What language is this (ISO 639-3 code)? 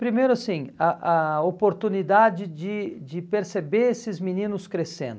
por